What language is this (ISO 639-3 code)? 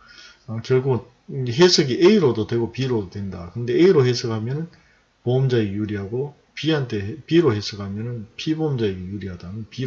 kor